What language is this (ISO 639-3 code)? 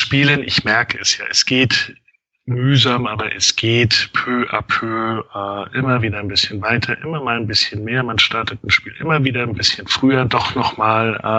deu